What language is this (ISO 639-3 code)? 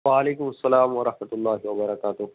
urd